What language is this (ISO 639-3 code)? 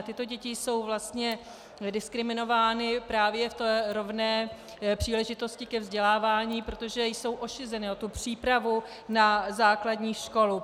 ces